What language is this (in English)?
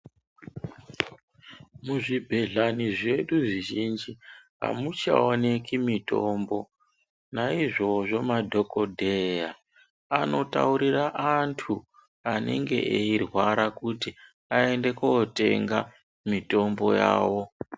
Ndau